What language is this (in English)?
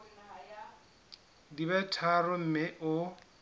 Southern Sotho